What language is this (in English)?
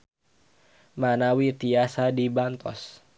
Sundanese